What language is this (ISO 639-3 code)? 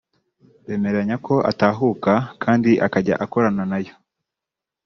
kin